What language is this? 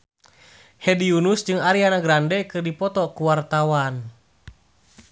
Sundanese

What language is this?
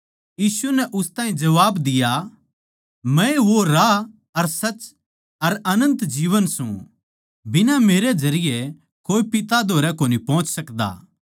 Haryanvi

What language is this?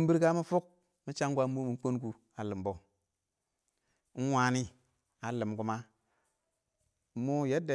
Awak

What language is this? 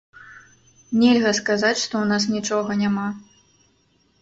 Belarusian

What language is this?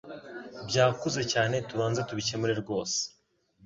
Kinyarwanda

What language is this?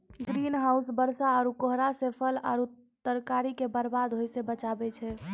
Maithili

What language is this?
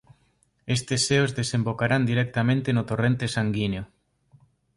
Galician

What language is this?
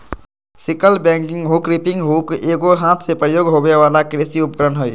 Magahi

